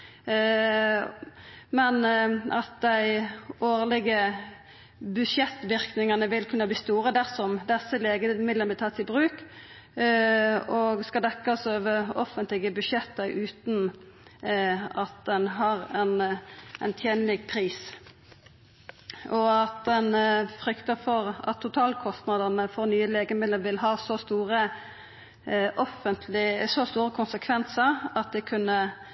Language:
Norwegian Nynorsk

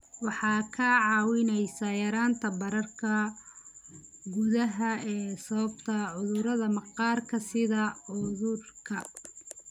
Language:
Somali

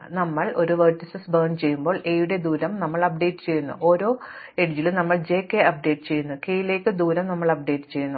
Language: Malayalam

